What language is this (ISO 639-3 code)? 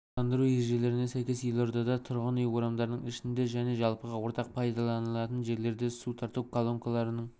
kaz